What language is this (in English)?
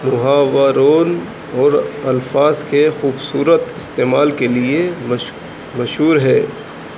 Urdu